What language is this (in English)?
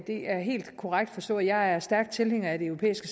Danish